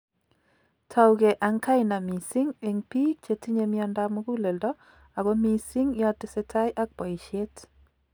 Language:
Kalenjin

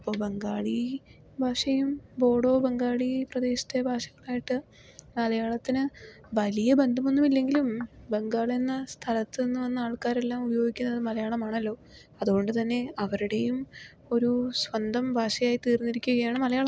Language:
Malayalam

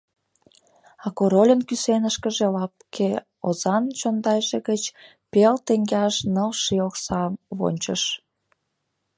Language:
Mari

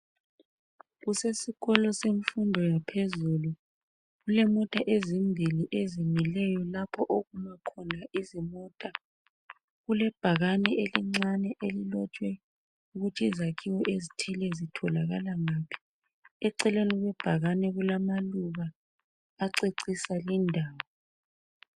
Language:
North Ndebele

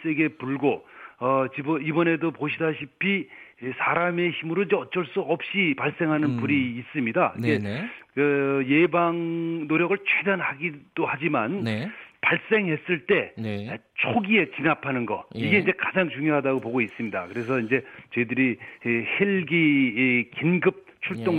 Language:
Korean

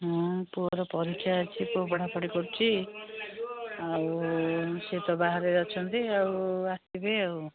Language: Odia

